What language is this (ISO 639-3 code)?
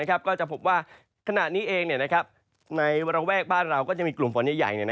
tha